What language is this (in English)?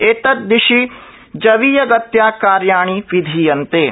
Sanskrit